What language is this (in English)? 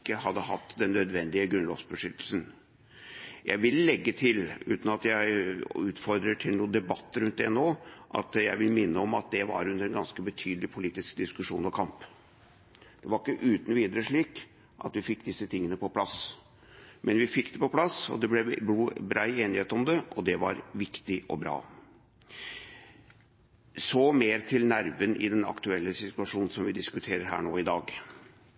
Norwegian Bokmål